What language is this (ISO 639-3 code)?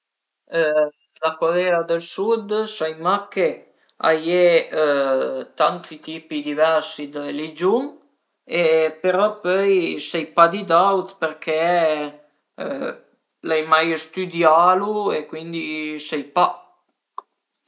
pms